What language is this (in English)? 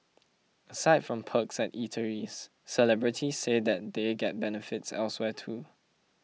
English